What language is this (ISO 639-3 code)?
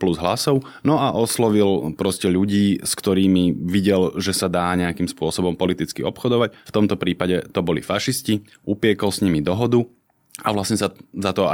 slk